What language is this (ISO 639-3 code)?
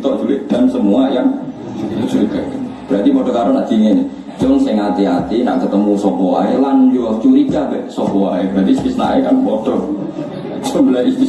ind